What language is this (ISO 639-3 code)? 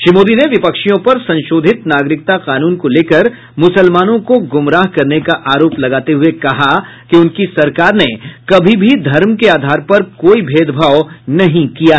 hin